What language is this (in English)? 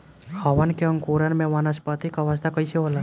Bhojpuri